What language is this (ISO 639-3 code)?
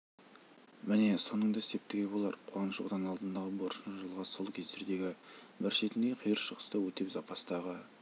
kaz